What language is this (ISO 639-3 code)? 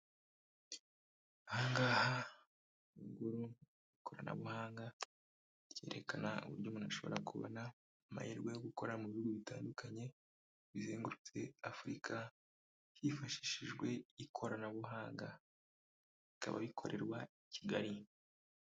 kin